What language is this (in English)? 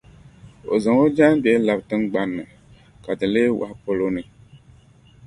Dagbani